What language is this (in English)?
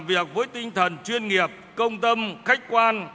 Vietnamese